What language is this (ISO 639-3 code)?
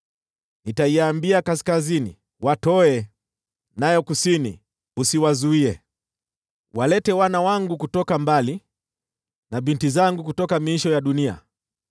swa